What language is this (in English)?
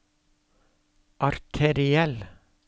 Norwegian